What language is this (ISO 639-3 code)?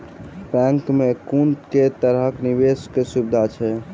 mai